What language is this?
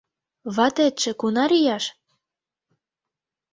Mari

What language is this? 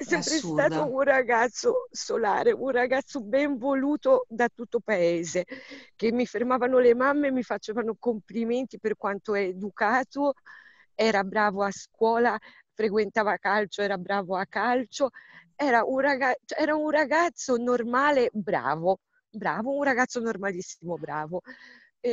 Italian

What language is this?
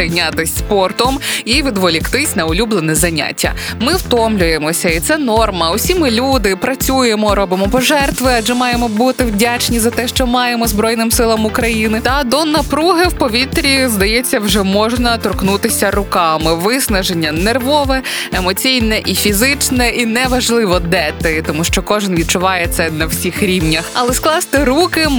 Ukrainian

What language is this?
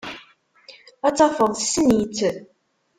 Kabyle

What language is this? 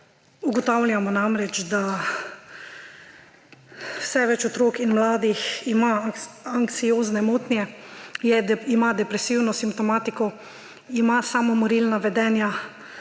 Slovenian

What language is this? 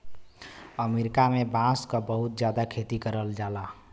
Bhojpuri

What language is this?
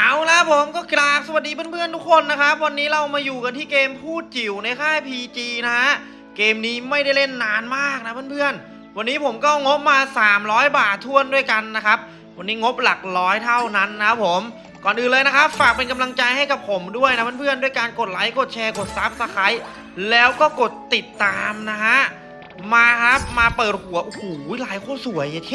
Thai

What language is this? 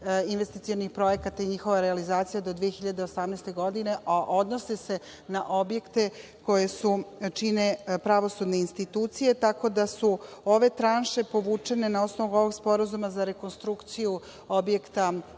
Serbian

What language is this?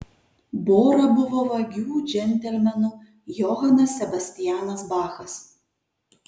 Lithuanian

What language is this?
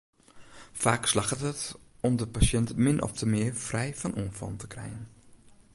Western Frisian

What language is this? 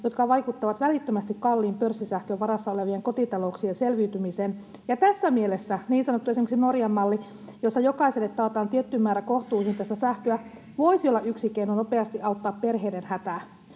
Finnish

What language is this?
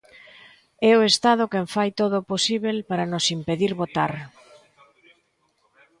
Galician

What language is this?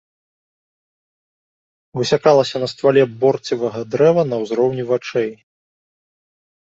Belarusian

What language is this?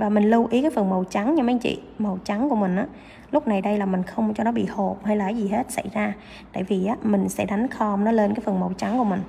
Vietnamese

